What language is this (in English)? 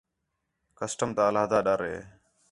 Khetrani